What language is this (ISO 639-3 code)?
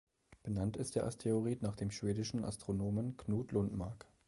deu